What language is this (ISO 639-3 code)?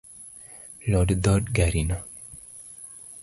luo